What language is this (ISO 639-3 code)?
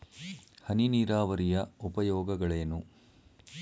kan